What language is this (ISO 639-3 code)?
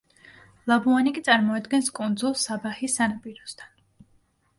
kat